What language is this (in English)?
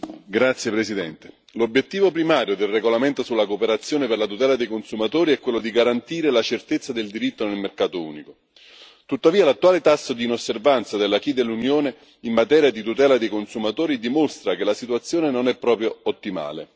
Italian